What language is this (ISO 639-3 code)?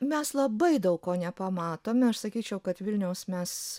lit